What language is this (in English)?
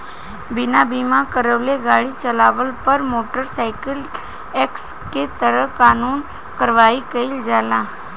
Bhojpuri